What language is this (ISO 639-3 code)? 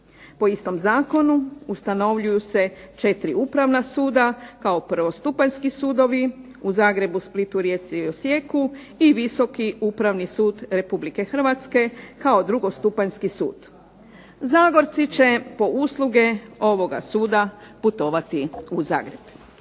hrv